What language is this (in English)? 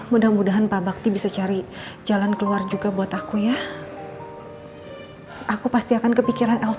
Indonesian